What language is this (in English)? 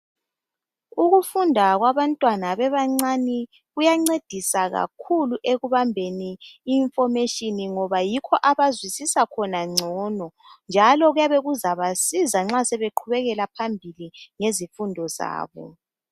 North Ndebele